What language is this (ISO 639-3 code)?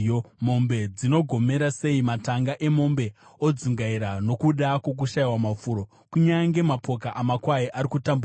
sna